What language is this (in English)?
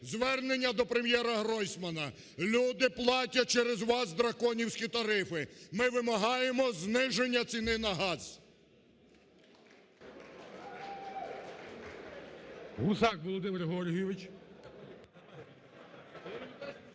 Ukrainian